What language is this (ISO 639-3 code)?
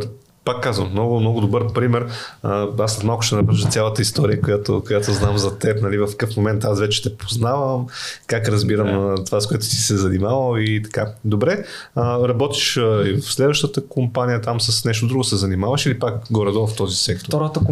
bul